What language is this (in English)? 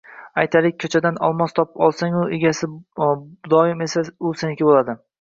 Uzbek